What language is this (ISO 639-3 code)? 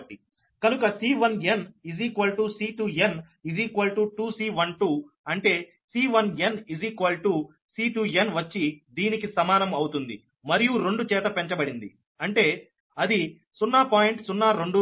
tel